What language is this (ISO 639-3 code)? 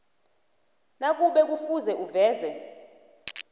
nbl